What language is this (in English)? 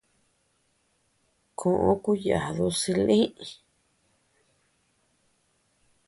Tepeuxila Cuicatec